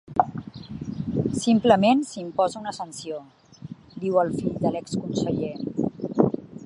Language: Catalan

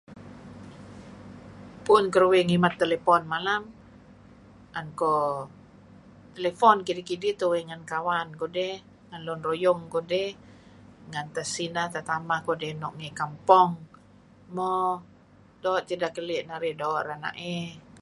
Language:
Kelabit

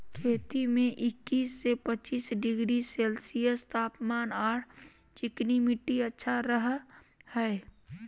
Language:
Magahi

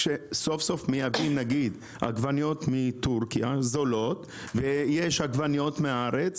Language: Hebrew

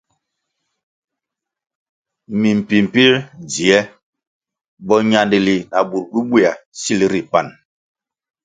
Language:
Kwasio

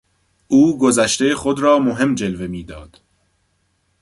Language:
Persian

